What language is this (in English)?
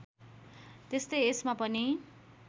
Nepali